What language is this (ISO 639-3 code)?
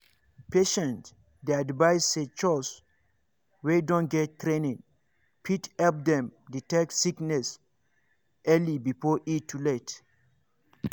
pcm